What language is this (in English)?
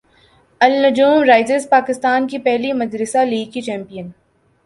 Urdu